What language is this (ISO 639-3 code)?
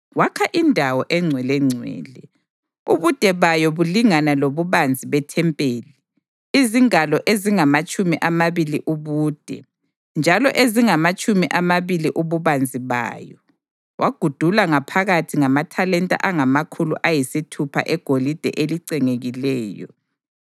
nde